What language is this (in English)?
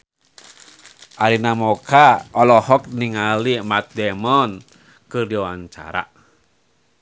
Sundanese